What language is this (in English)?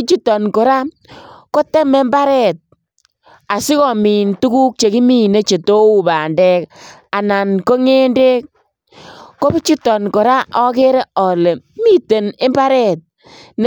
Kalenjin